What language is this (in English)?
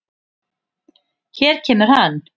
Icelandic